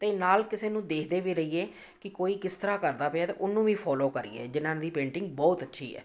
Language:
Punjabi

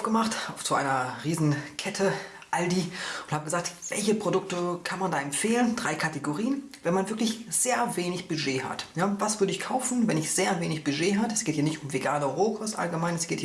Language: German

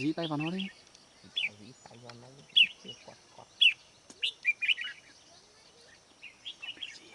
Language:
Vietnamese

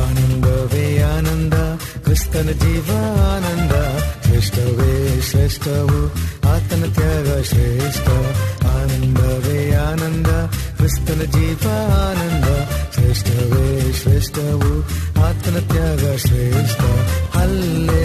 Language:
Kannada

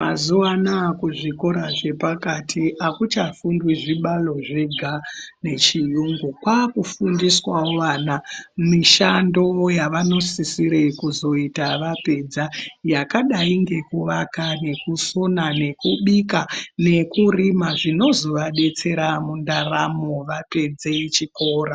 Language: Ndau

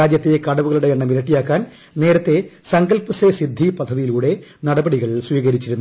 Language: Malayalam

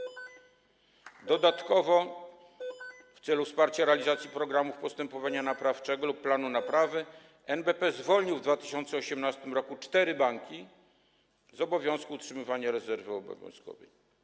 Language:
Polish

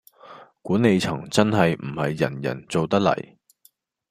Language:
Cantonese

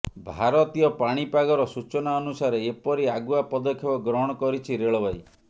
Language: Odia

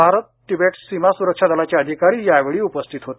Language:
Marathi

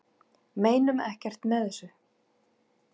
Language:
Icelandic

